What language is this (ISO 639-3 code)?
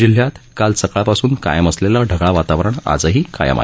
mar